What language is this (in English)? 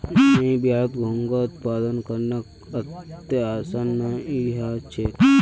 Magahi